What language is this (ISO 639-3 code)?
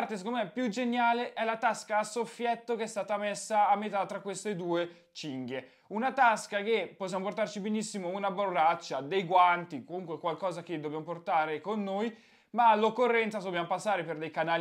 ita